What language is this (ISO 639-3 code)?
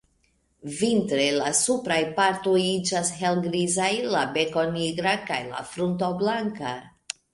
epo